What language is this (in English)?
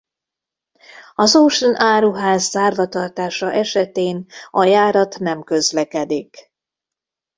Hungarian